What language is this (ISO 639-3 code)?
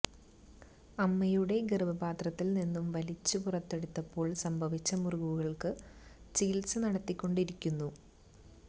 mal